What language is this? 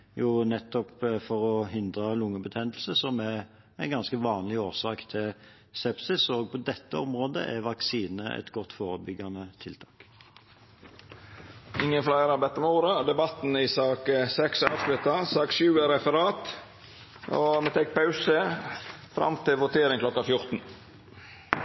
Norwegian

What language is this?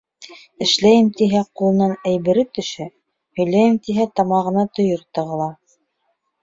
Bashkir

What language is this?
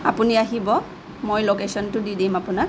Assamese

